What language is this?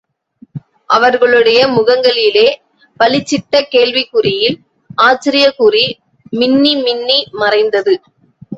Tamil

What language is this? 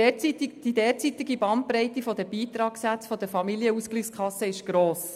Swiss German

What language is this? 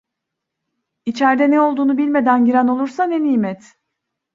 Turkish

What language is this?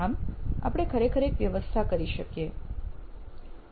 Gujarati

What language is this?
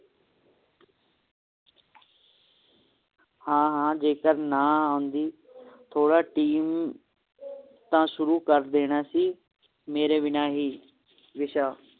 Punjabi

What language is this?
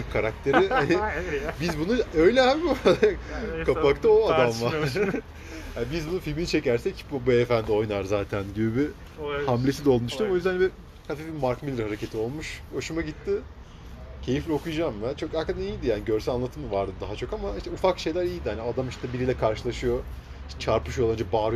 Turkish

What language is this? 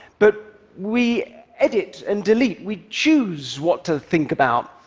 English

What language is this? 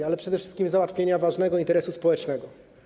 Polish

